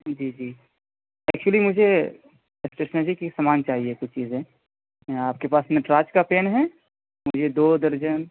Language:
Urdu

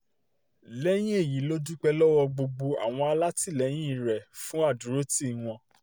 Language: Yoruba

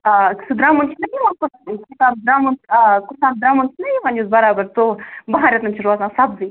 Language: Kashmiri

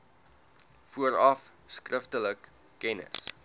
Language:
Afrikaans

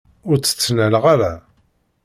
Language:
Kabyle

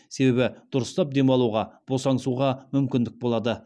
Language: Kazakh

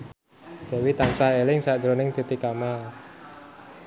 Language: Javanese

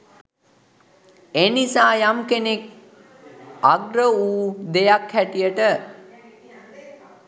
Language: Sinhala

